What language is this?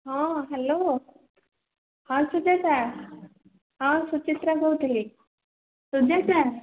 Odia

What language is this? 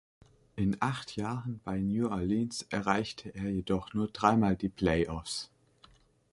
German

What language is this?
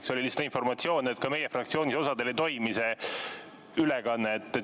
Estonian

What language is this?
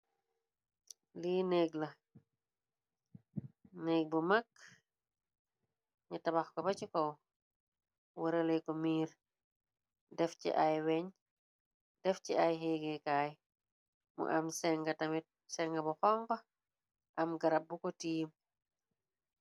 Wolof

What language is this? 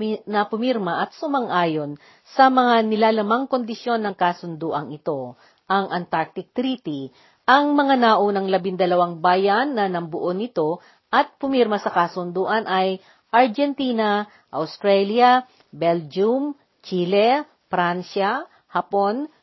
Filipino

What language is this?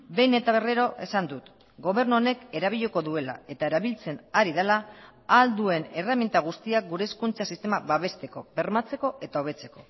Basque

